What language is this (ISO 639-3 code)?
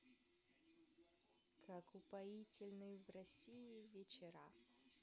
rus